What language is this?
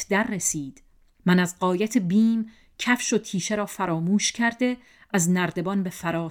Persian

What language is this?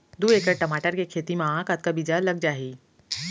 Chhattisgarhi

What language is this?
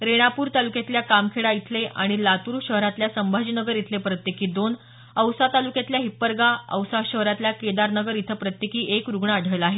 Marathi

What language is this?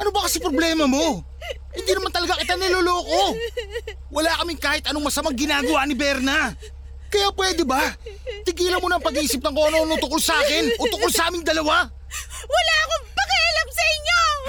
Filipino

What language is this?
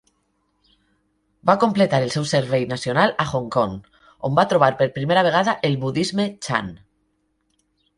Catalan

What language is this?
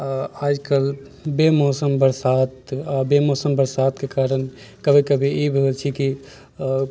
Maithili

